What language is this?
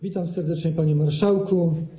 Polish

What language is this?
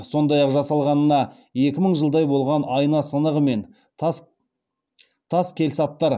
Kazakh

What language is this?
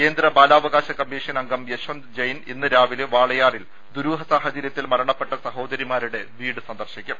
Malayalam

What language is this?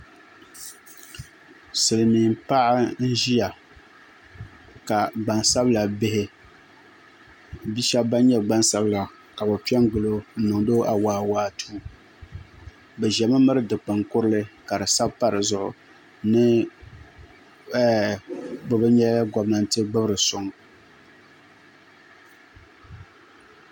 Dagbani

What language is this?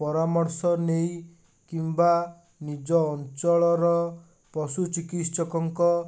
Odia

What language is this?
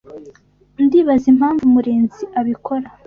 Kinyarwanda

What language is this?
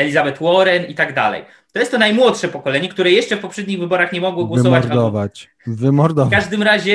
Polish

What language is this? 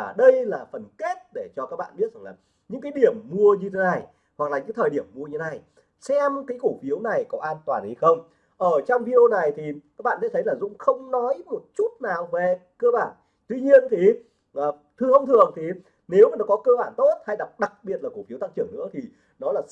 Vietnamese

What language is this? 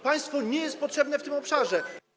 Polish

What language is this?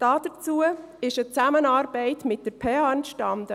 Swiss German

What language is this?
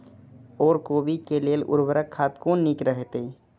Maithili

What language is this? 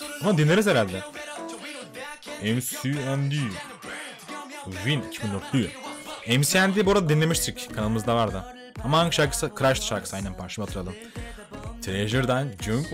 Turkish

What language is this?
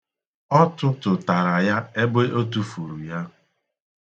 Igbo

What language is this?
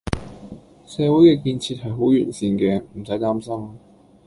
Cantonese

